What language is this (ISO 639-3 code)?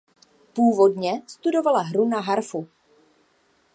ces